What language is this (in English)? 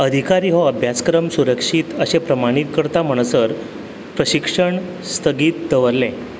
Konkani